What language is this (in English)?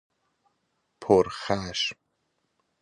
Persian